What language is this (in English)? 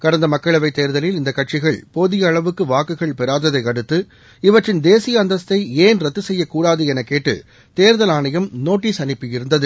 Tamil